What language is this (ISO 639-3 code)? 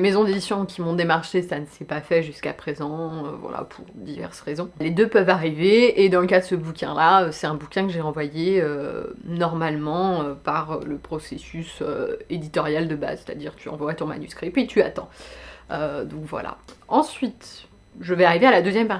fra